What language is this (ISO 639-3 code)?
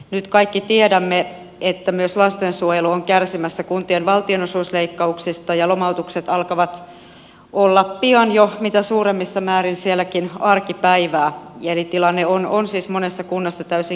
fin